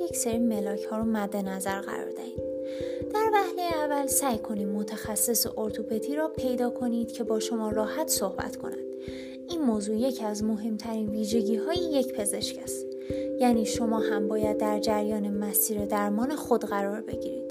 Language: Persian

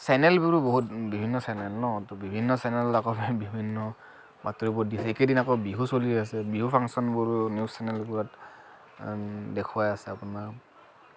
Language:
Assamese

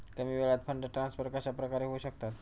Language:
Marathi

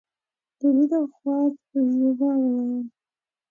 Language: Pashto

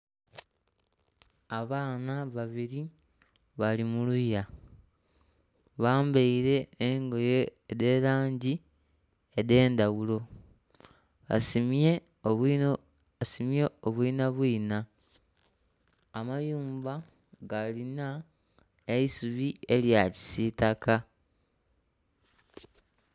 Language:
Soga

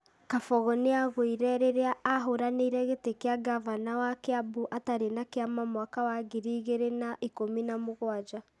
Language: Kikuyu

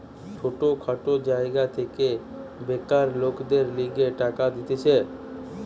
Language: Bangla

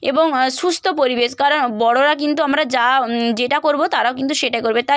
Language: Bangla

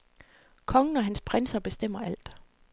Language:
Danish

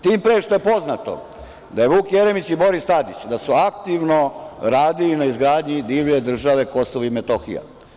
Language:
Serbian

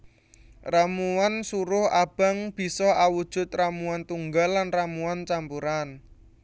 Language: Javanese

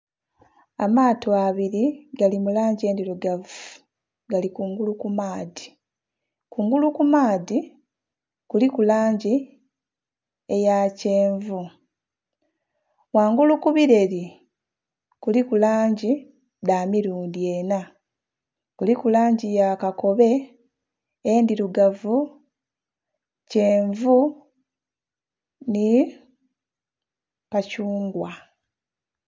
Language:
Soga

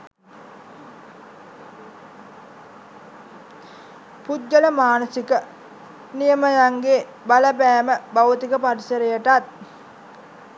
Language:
Sinhala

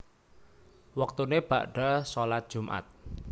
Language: Javanese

